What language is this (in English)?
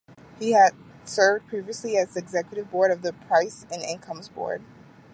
English